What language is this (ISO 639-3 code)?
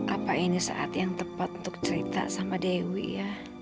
ind